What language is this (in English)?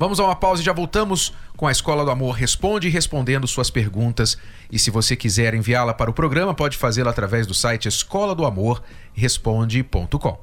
Portuguese